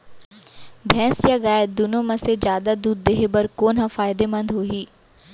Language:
Chhattisgarhi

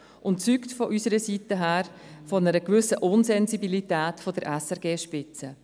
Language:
Swiss German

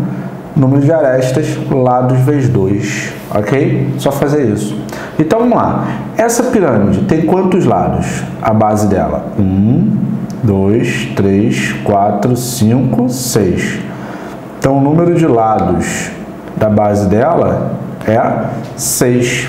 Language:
Portuguese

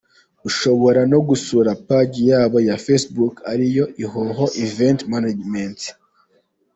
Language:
Kinyarwanda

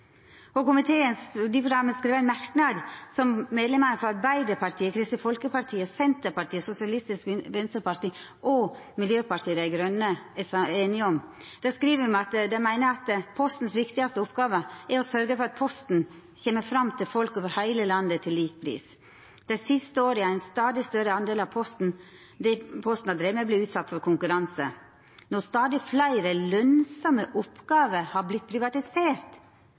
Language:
Norwegian Nynorsk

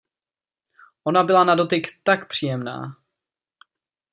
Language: Czech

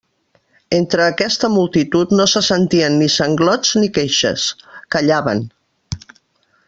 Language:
Catalan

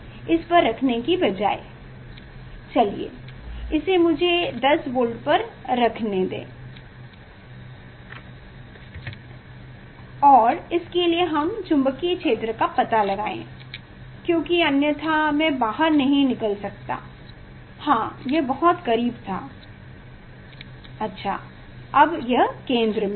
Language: Hindi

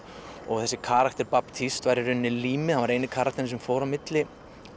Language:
Icelandic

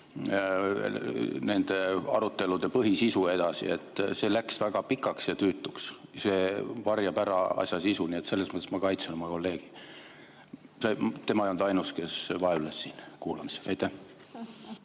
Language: Estonian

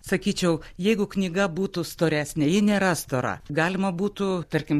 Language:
Lithuanian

